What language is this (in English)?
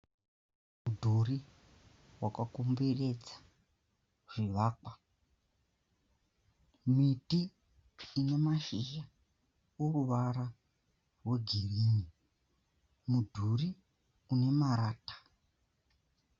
Shona